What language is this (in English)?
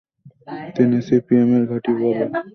Bangla